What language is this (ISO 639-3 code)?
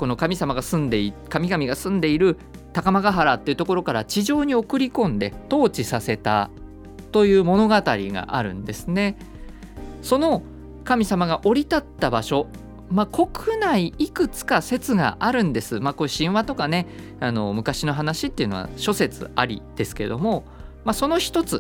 jpn